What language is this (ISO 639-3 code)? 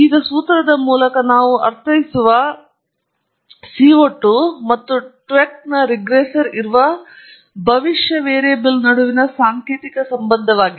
kan